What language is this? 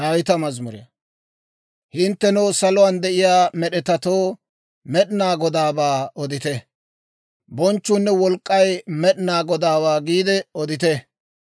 Dawro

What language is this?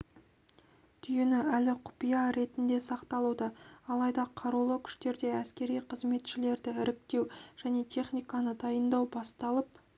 Kazakh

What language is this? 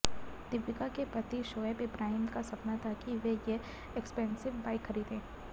Hindi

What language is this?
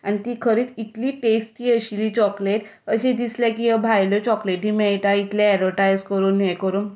Konkani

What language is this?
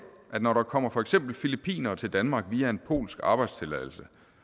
Danish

